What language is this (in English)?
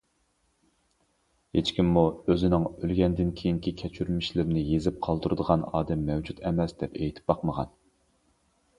Uyghur